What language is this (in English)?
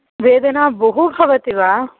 Sanskrit